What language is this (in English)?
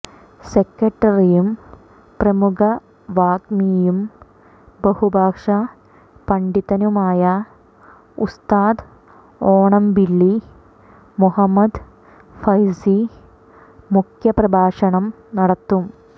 Malayalam